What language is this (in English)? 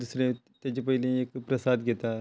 Konkani